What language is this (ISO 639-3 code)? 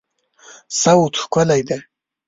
pus